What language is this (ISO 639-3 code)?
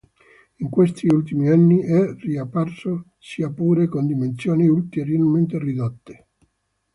ita